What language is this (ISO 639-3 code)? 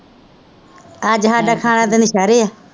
pan